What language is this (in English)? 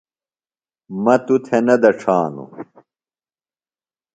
Phalura